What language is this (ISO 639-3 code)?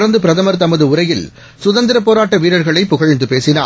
tam